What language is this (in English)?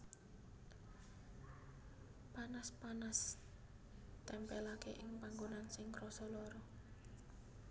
Javanese